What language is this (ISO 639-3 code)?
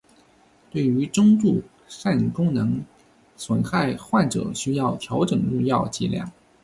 zho